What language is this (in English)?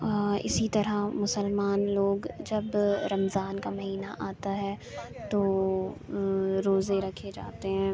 Urdu